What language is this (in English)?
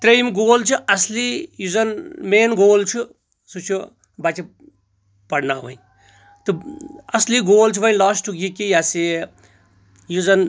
Kashmiri